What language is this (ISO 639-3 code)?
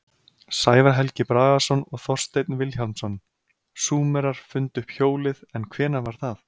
isl